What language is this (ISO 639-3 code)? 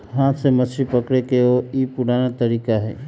mag